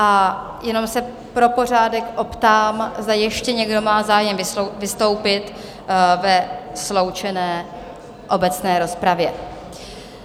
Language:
Czech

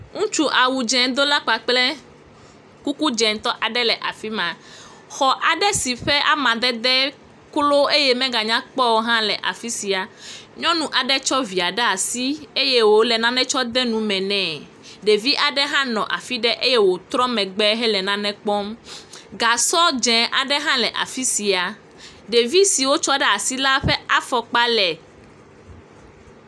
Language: Ewe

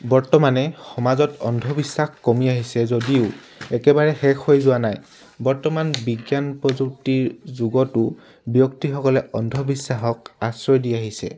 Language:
Assamese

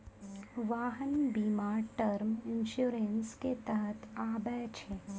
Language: Maithili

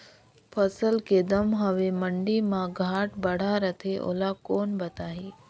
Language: Chhattisgarhi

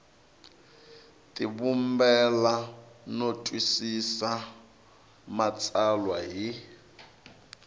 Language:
Tsonga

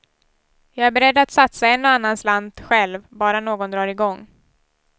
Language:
Swedish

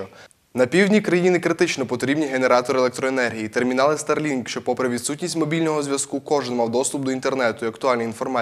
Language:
Ukrainian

